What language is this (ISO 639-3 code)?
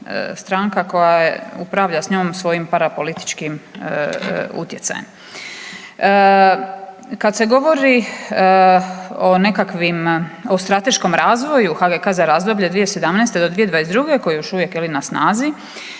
hrv